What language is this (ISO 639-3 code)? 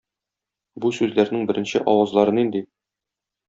tat